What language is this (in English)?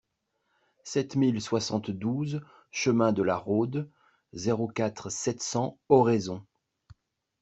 French